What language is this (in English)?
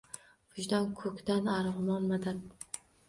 Uzbek